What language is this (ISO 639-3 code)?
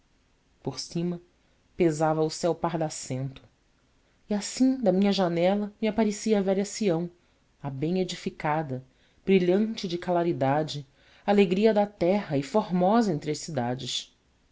por